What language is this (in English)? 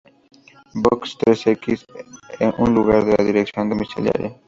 Spanish